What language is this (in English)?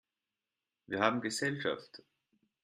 German